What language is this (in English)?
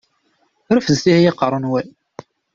Kabyle